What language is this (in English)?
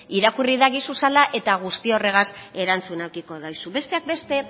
Basque